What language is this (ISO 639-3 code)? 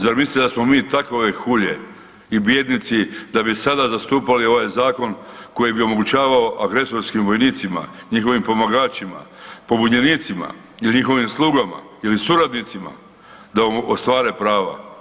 hrv